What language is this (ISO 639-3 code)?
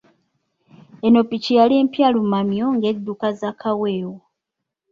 lug